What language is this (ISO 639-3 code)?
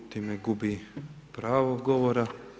hrv